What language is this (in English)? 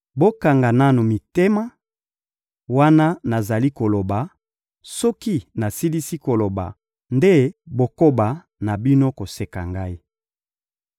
Lingala